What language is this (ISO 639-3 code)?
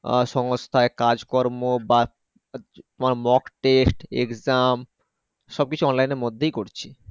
ben